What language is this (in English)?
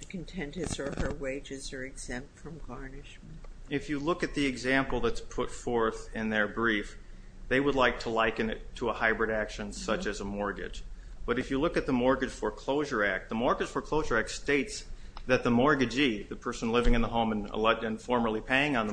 English